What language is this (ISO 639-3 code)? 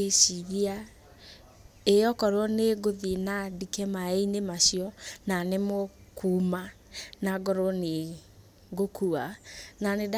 kik